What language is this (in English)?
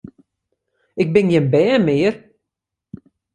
Western Frisian